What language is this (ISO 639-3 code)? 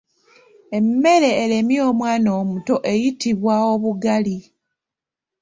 lug